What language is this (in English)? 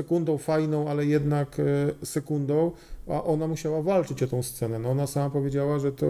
Polish